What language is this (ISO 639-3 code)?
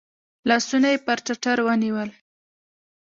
pus